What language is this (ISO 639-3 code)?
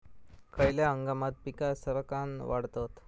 mar